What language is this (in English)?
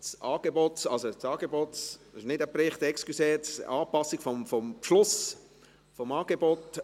Swiss German